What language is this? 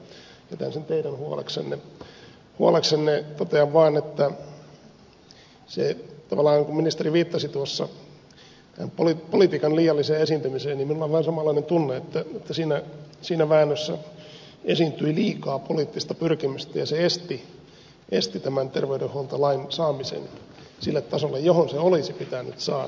Finnish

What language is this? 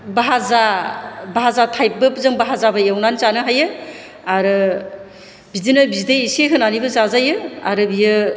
Bodo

